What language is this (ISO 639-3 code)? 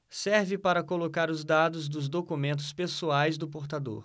por